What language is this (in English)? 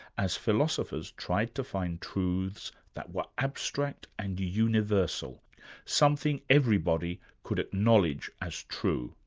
English